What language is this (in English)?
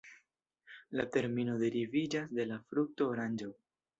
Esperanto